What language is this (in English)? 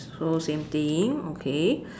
English